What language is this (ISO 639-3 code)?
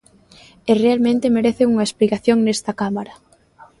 glg